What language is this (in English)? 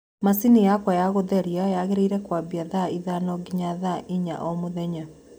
Kikuyu